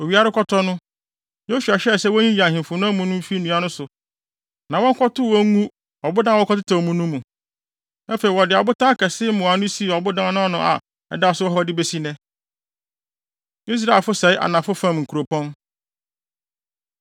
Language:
Akan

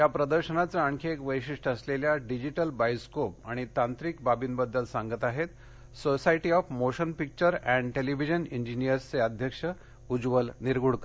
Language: Marathi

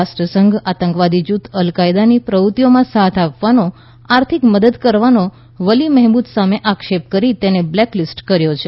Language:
Gujarati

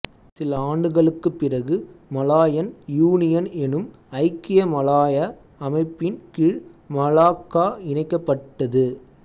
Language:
Tamil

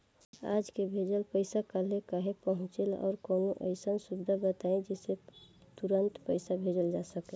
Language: Bhojpuri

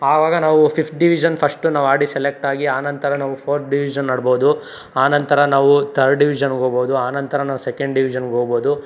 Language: Kannada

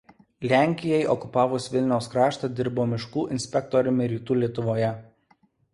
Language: Lithuanian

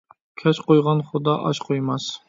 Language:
Uyghur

